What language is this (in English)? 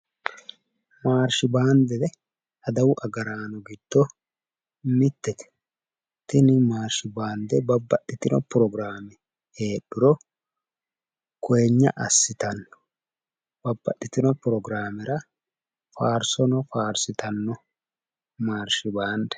Sidamo